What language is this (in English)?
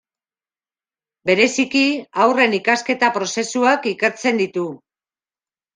Basque